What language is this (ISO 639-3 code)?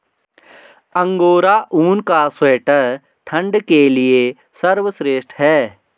hin